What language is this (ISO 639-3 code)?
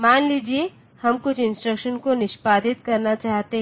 hin